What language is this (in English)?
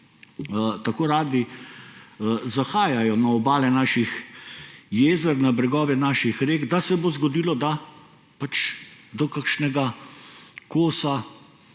Slovenian